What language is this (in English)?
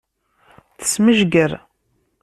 Kabyle